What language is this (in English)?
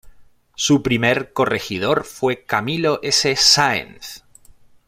Spanish